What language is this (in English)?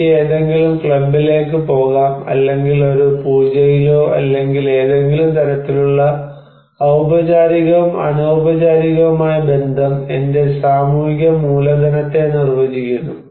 Malayalam